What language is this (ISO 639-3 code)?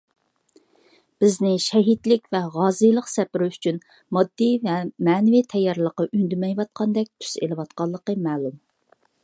uig